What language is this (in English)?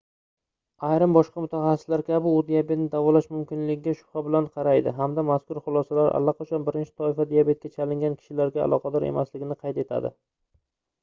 Uzbek